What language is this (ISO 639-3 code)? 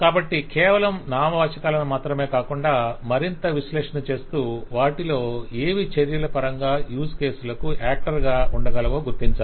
tel